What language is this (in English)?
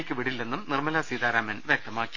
Malayalam